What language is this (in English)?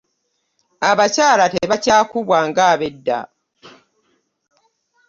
Ganda